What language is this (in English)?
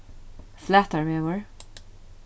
Faroese